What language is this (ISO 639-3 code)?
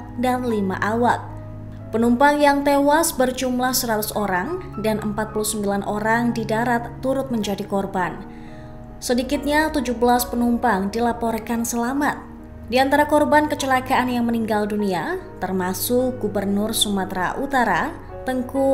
ind